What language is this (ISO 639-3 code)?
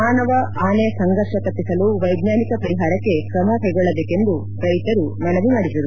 kan